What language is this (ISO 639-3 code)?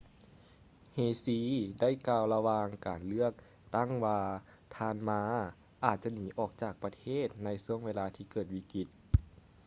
lao